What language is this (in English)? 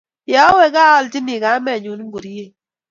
Kalenjin